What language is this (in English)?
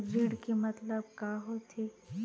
Chhattisgarhi